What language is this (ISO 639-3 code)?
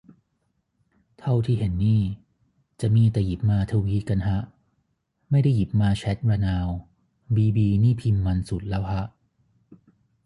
tha